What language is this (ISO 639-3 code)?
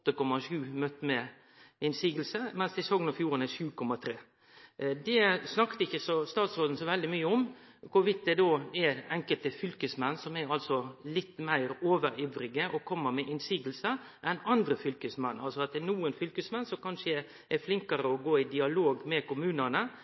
nno